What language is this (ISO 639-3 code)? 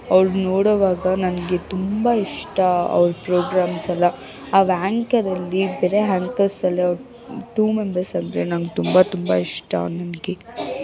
kan